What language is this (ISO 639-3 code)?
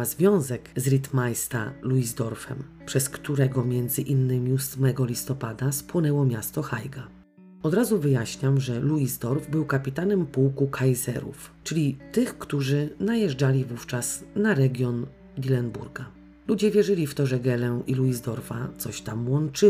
pol